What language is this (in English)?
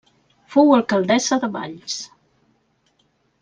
Catalan